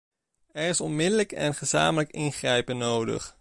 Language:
Dutch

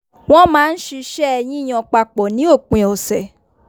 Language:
Yoruba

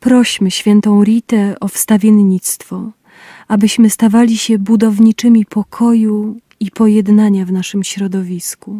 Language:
Polish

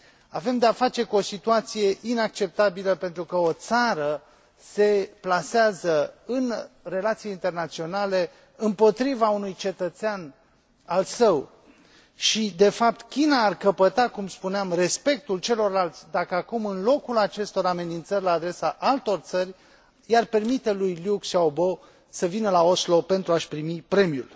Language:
Romanian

